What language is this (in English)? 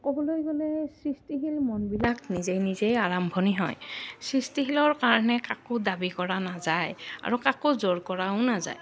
Assamese